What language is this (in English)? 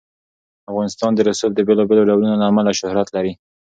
Pashto